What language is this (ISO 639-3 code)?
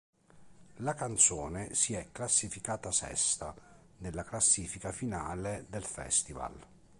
ita